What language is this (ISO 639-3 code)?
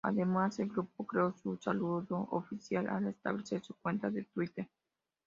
spa